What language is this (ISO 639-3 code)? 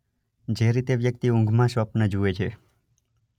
guj